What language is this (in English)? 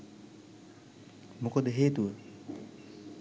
Sinhala